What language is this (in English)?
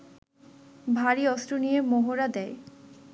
Bangla